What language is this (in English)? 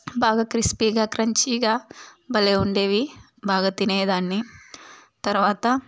Telugu